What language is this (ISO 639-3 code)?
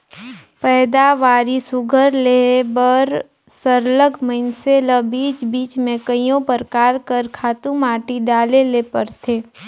hne